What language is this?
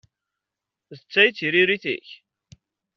Kabyle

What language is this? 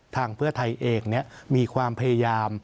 Thai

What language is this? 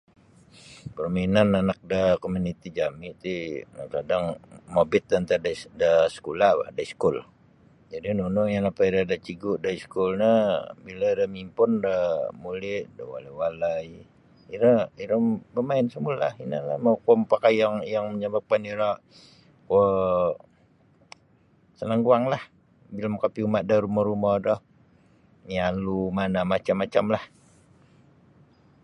Sabah Bisaya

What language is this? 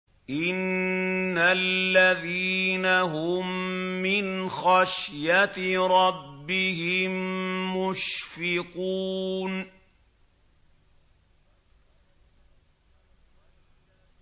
Arabic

